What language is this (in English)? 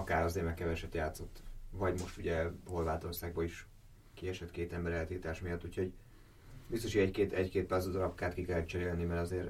Hungarian